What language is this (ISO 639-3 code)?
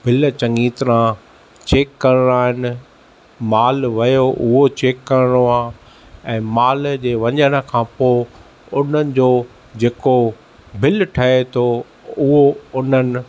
snd